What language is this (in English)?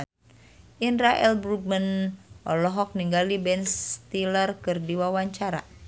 Sundanese